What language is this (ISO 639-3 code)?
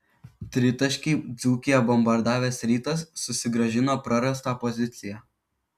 lit